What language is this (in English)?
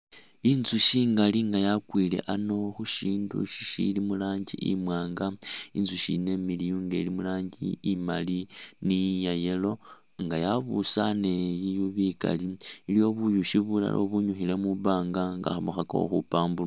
Masaaba